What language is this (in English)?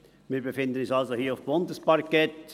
Swiss German